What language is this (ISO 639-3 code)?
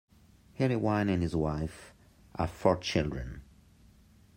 eng